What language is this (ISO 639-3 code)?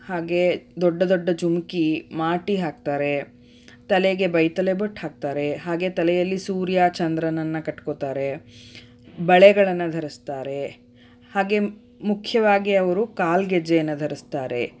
kan